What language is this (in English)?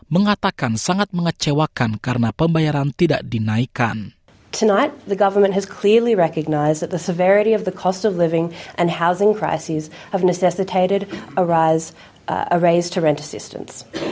Indonesian